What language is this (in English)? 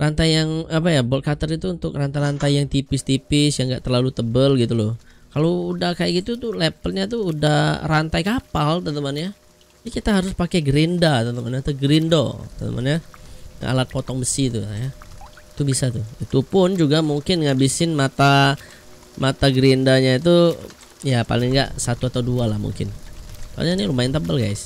Indonesian